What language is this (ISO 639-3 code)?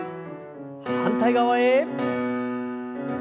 jpn